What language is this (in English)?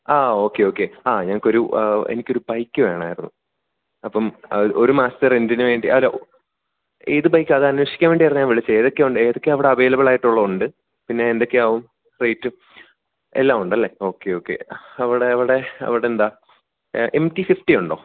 Malayalam